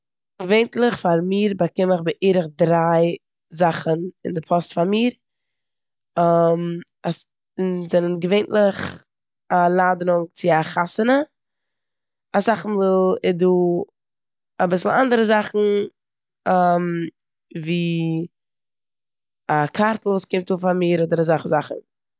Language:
Yiddish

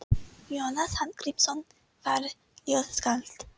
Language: Icelandic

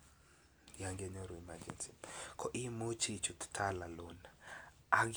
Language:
Kalenjin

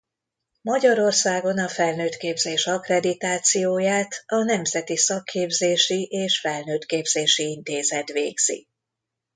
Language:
Hungarian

